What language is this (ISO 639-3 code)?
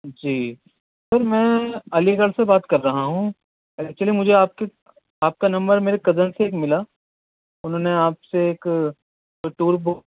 urd